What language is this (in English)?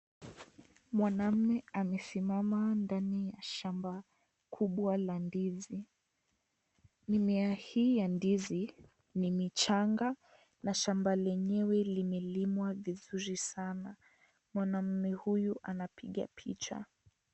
Swahili